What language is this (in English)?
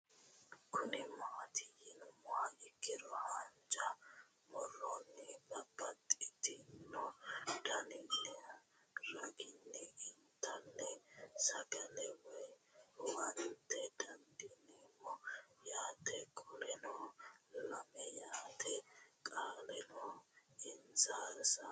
Sidamo